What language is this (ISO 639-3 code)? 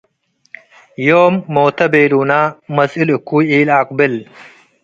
tig